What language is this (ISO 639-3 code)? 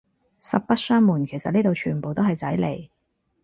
yue